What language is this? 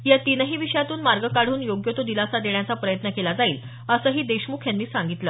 Marathi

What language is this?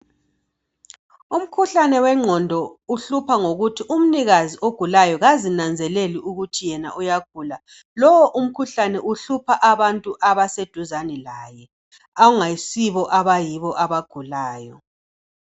North Ndebele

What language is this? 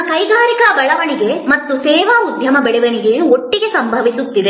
Kannada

